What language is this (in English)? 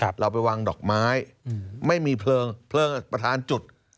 Thai